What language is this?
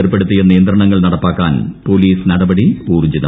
Malayalam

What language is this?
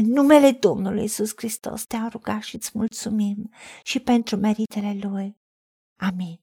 Romanian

